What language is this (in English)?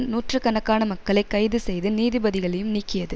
Tamil